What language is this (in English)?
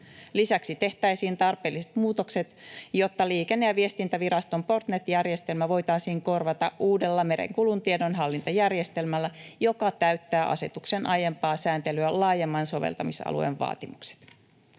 Finnish